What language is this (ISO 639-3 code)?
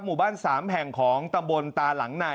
tha